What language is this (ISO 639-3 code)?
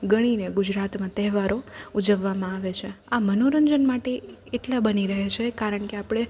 guj